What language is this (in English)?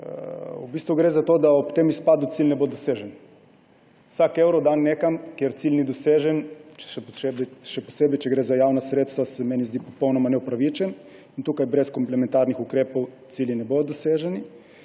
Slovenian